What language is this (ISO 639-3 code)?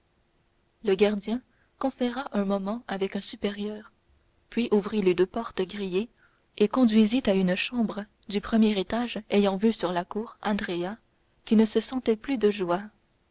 fra